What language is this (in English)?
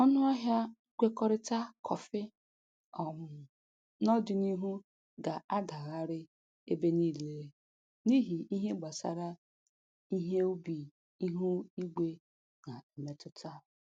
Igbo